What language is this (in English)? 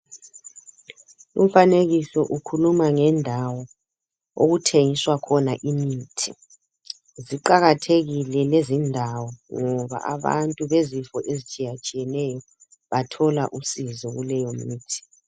North Ndebele